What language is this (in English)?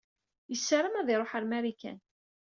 Kabyle